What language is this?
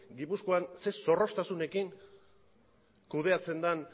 Basque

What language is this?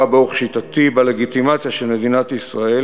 Hebrew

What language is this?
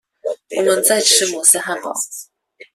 Chinese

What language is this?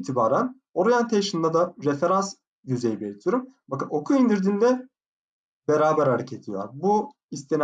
Turkish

